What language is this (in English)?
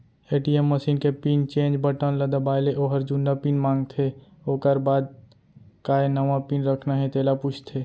Chhattisgarhi